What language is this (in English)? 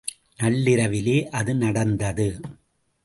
Tamil